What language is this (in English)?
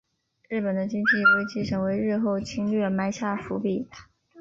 Chinese